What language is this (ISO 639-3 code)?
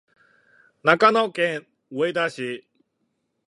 jpn